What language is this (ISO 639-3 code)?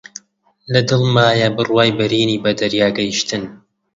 ckb